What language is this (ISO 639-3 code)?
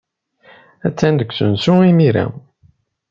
kab